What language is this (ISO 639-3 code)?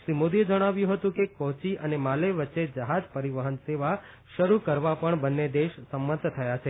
guj